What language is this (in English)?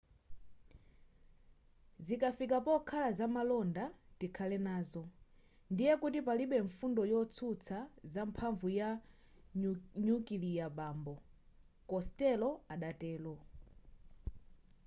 Nyanja